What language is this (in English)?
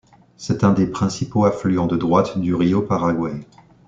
French